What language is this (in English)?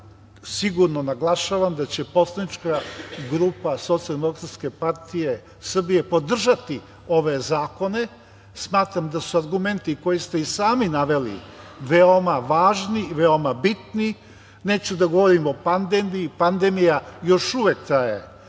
Serbian